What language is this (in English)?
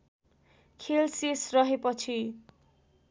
Nepali